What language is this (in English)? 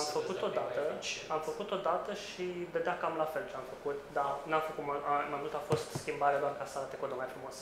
Romanian